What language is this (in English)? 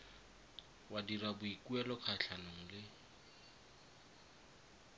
Tswana